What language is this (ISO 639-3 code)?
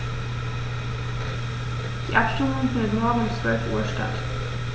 deu